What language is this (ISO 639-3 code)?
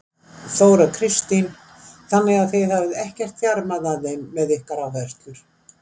isl